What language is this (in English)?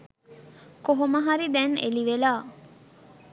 Sinhala